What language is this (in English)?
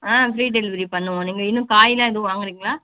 Tamil